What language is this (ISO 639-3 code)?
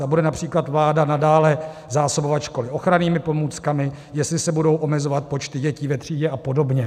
ces